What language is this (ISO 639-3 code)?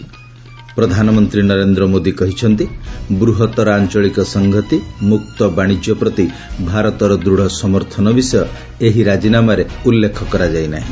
ori